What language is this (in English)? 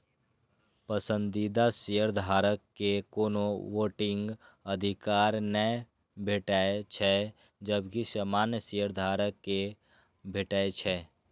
Maithili